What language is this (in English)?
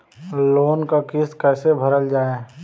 Bhojpuri